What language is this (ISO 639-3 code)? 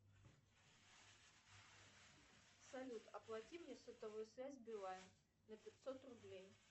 rus